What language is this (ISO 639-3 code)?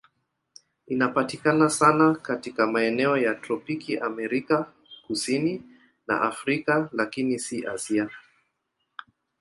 swa